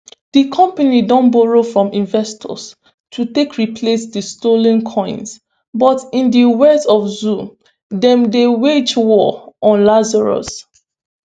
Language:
Nigerian Pidgin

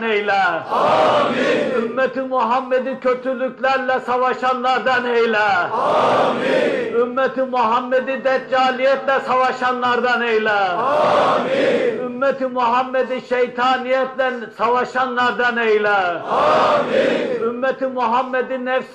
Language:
Turkish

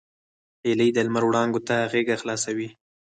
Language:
Pashto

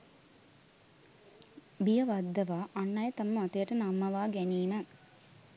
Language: Sinhala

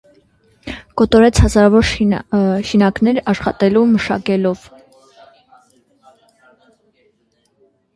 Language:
Armenian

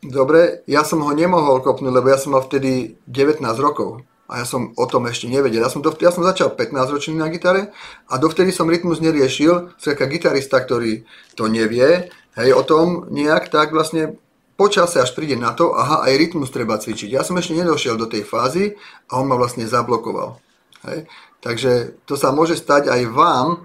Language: Slovak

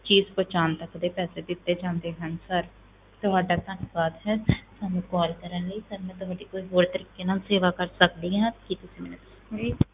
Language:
Punjabi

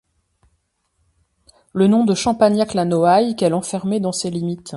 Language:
French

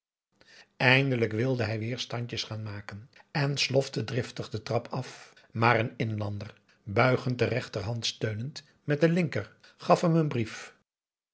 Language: Dutch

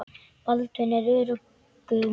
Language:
Icelandic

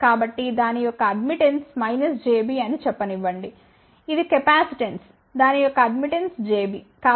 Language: Telugu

